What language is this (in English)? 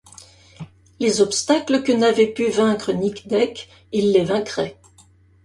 French